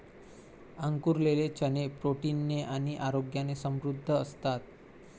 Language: Marathi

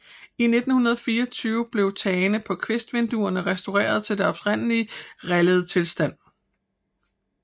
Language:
Danish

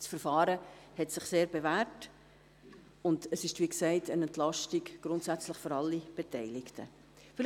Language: Swiss German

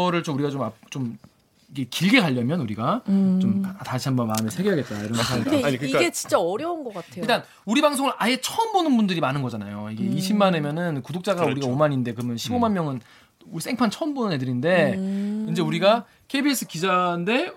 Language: Korean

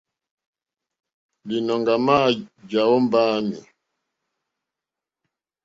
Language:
Mokpwe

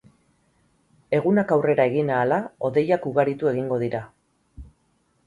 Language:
Basque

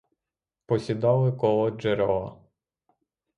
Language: Ukrainian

